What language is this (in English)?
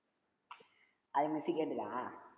Tamil